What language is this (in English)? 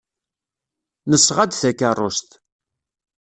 Kabyle